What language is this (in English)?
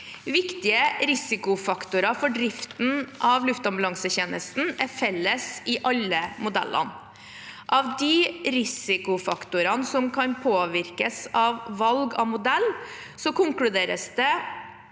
Norwegian